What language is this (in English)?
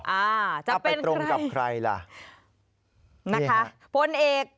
Thai